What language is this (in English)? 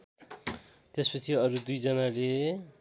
Nepali